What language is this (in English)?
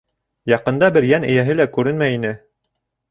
Bashkir